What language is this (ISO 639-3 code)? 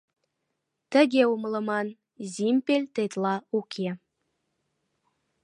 chm